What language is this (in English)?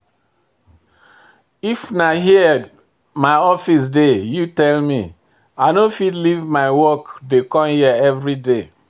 Nigerian Pidgin